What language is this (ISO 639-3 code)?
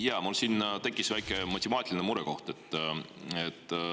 est